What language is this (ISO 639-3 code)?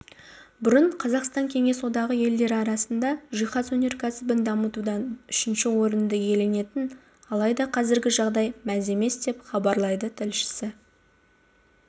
kaz